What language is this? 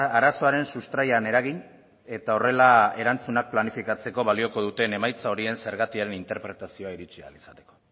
Basque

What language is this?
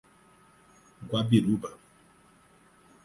Portuguese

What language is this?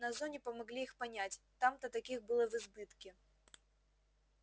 Russian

